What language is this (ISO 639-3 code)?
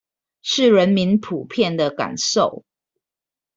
zho